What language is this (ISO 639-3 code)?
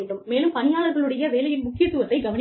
tam